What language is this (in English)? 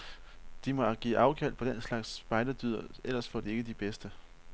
Danish